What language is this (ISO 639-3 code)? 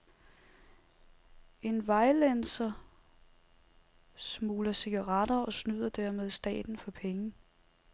dan